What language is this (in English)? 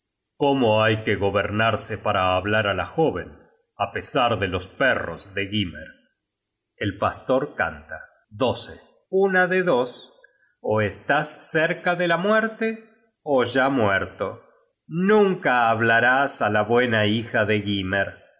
Spanish